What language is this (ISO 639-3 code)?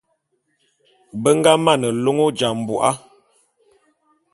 bum